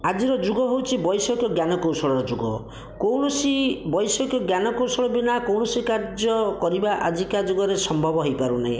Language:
Odia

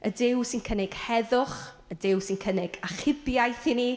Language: Welsh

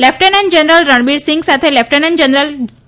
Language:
Gujarati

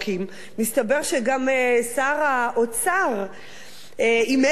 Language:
Hebrew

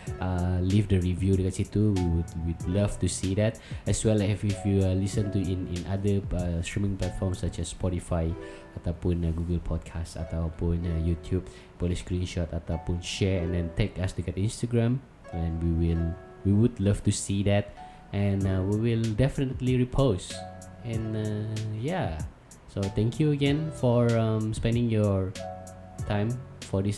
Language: Malay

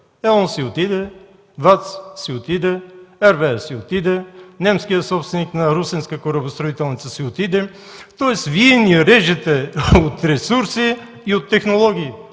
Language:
Bulgarian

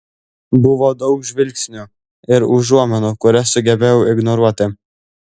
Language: Lithuanian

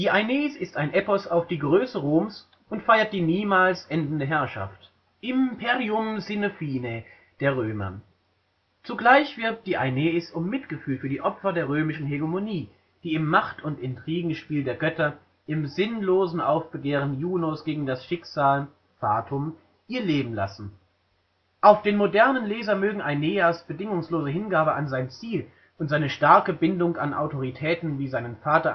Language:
German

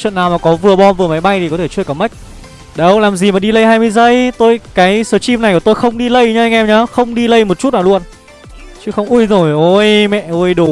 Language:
Vietnamese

